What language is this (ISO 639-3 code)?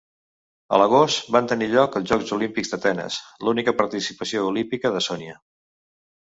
cat